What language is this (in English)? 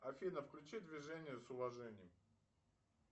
Russian